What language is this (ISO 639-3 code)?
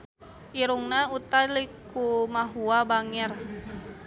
sun